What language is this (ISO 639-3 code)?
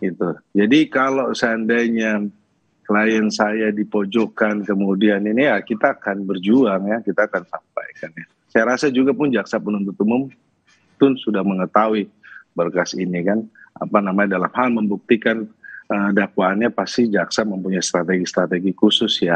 ind